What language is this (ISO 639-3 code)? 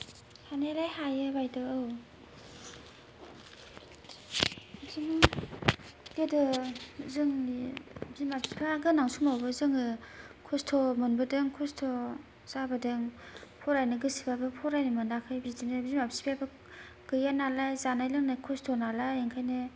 brx